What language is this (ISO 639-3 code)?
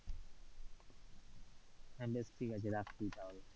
ben